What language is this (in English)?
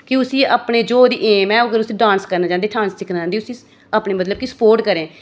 Dogri